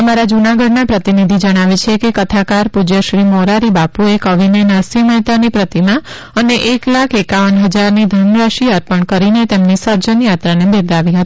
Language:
Gujarati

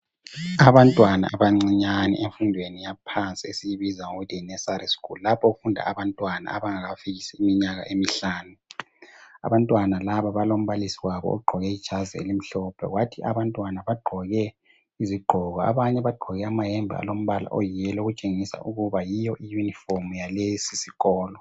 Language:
North Ndebele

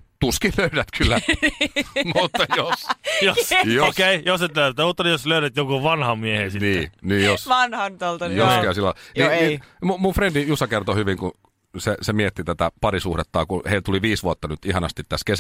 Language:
Finnish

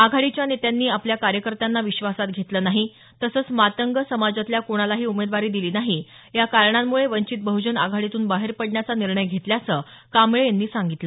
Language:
Marathi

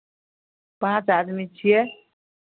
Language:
Maithili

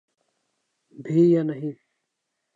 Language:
Urdu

